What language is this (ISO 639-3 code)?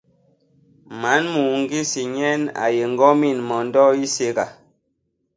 bas